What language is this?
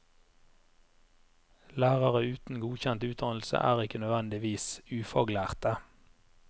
Norwegian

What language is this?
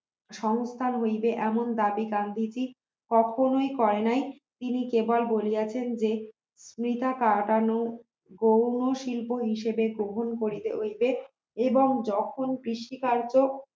Bangla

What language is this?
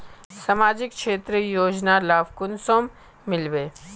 Magahi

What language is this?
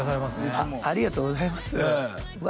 Japanese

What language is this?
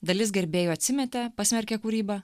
Lithuanian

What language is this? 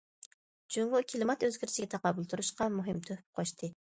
Uyghur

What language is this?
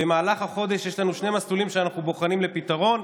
Hebrew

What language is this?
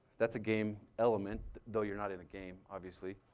English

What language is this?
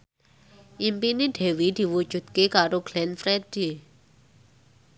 Javanese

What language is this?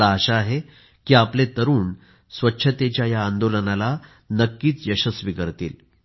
Marathi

